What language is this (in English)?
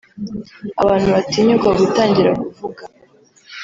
Kinyarwanda